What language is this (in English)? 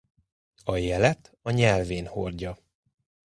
Hungarian